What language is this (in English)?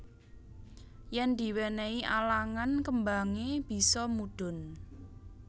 Javanese